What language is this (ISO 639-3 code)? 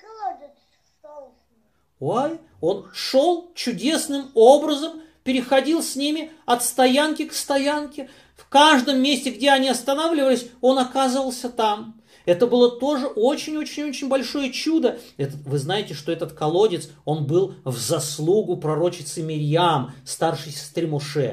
rus